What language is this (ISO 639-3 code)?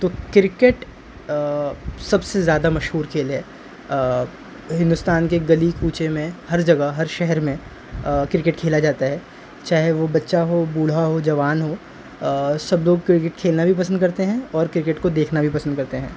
urd